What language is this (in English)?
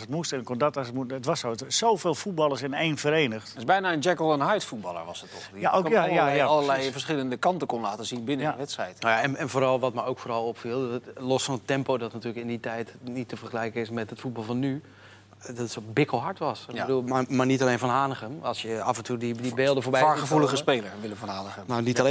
Dutch